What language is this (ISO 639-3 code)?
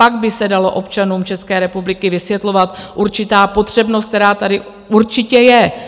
ces